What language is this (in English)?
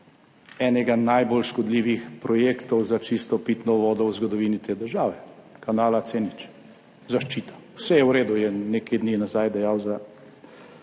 Slovenian